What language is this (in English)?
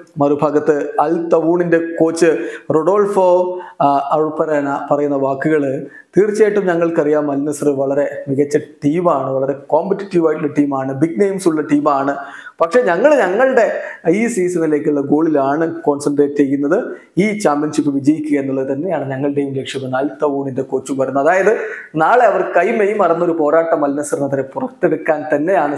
Malayalam